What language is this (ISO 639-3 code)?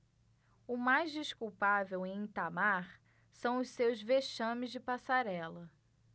por